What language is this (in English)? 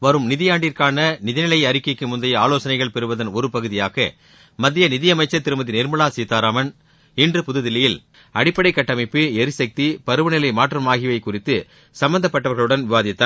Tamil